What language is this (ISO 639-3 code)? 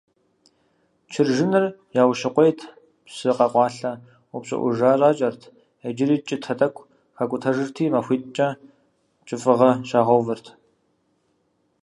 kbd